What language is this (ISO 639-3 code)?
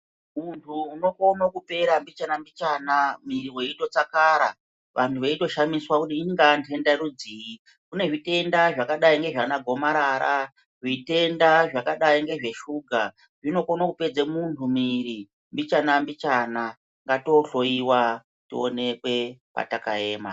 ndc